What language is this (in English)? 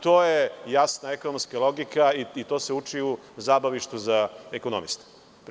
Serbian